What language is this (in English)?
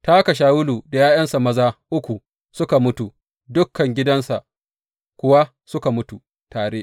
Hausa